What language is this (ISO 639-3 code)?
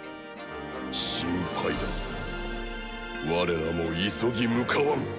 jpn